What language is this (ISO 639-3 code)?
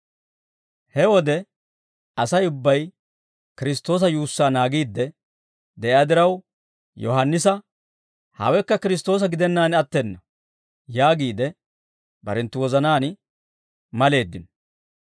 dwr